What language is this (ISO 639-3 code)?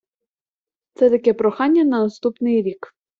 ukr